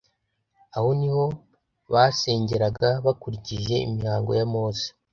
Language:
Kinyarwanda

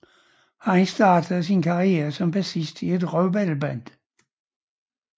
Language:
Danish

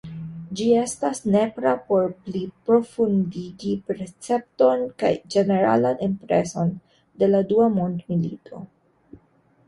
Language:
Esperanto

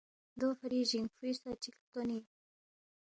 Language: Balti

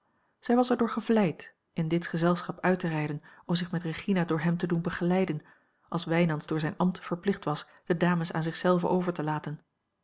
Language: Dutch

